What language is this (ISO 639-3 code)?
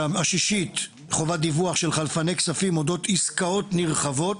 heb